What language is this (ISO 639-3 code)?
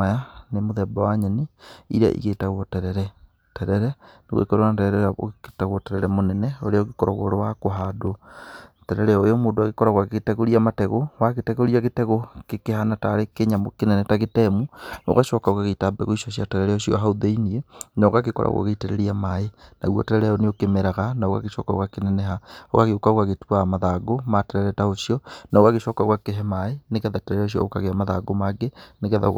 kik